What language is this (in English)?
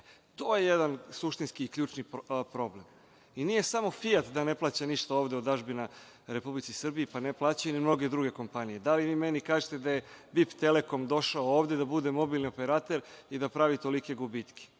Serbian